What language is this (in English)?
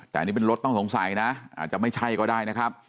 Thai